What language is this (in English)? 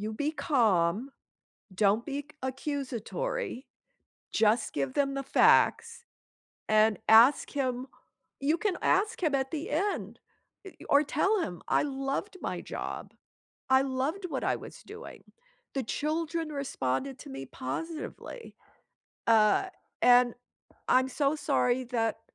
English